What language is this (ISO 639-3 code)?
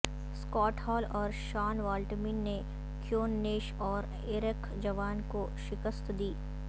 urd